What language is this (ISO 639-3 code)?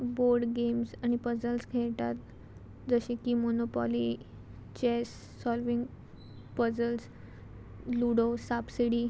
kok